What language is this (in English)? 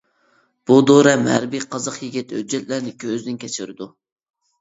Uyghur